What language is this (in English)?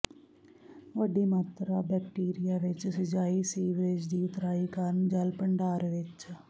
Punjabi